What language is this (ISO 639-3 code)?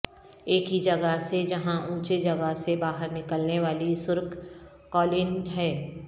urd